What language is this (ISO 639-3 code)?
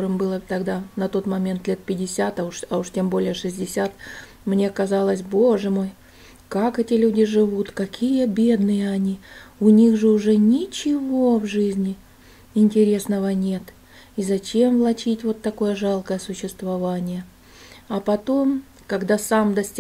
rus